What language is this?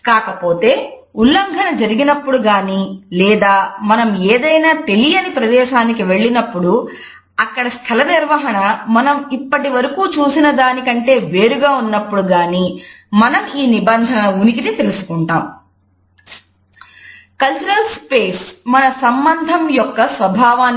Telugu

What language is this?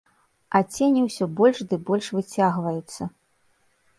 Belarusian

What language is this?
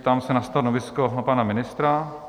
Czech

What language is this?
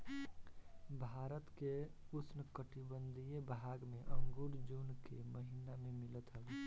Bhojpuri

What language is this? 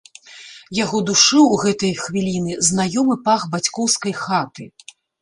Belarusian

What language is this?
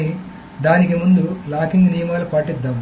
Telugu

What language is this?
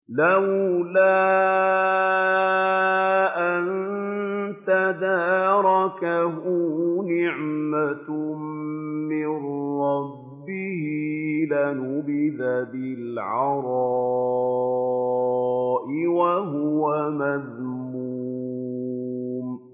Arabic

